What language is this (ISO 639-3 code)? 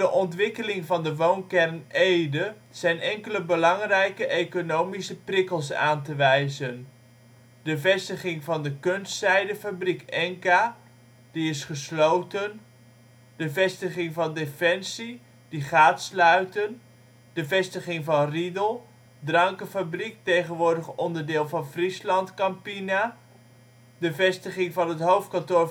nld